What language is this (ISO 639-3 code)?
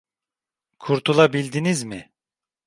tur